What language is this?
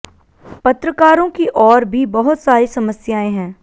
Hindi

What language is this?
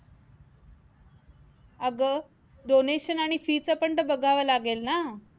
Marathi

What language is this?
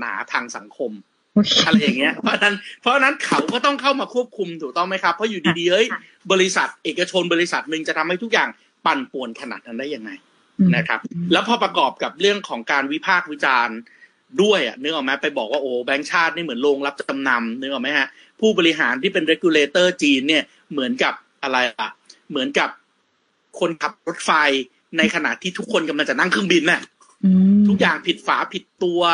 Thai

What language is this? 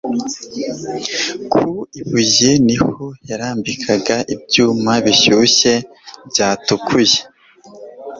Kinyarwanda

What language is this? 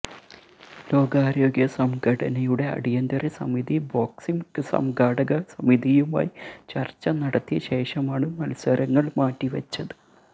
Malayalam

